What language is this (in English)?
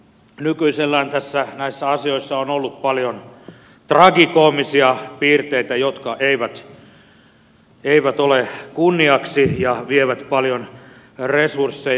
Finnish